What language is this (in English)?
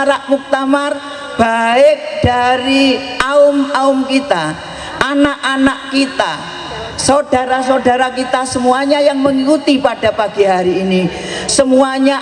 Indonesian